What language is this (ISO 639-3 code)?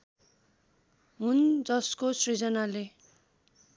nep